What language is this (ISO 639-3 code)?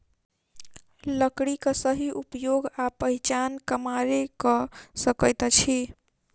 mai